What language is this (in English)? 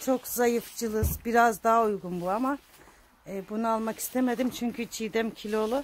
Turkish